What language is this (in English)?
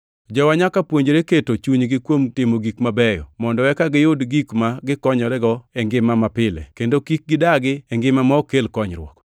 Luo (Kenya and Tanzania)